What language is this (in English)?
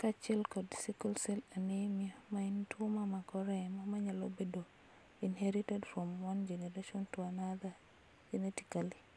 Luo (Kenya and Tanzania)